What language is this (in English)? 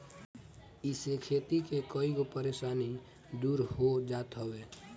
Bhojpuri